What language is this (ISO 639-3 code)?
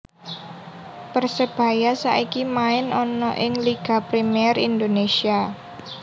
jav